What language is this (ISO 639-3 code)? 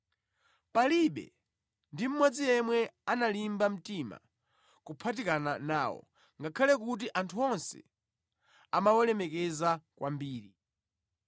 nya